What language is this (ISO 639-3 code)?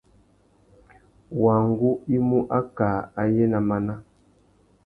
bag